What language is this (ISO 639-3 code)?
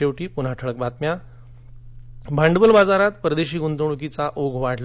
mar